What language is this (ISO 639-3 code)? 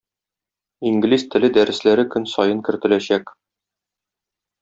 tat